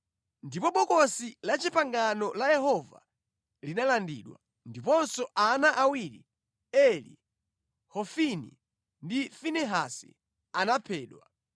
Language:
Nyanja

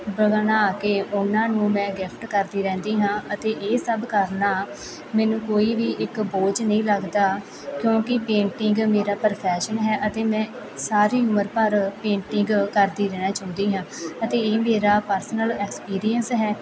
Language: Punjabi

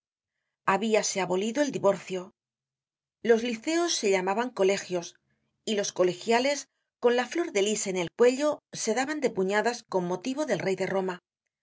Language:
Spanish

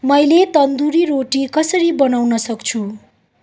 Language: Nepali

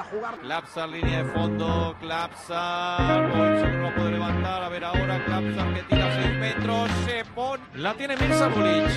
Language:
Spanish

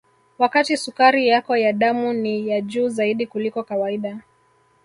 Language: Swahili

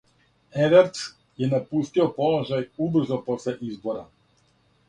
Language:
Serbian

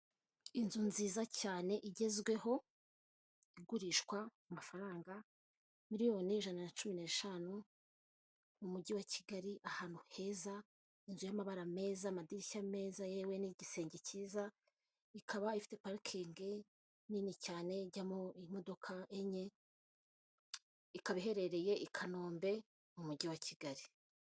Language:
Kinyarwanda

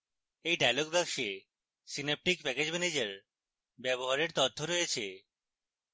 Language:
Bangla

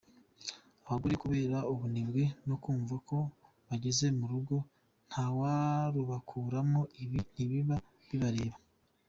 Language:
Kinyarwanda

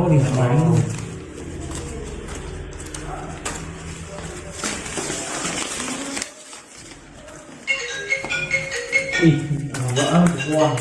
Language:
Vietnamese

